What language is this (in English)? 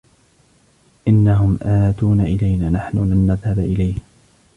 Arabic